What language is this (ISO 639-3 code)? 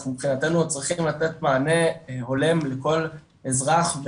heb